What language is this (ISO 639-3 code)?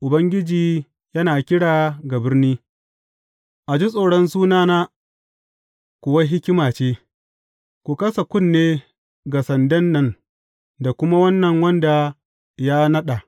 hau